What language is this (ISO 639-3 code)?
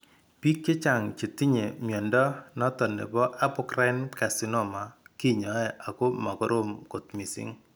kln